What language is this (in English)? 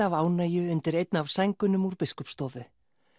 Icelandic